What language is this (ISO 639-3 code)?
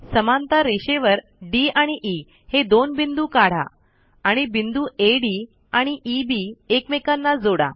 mar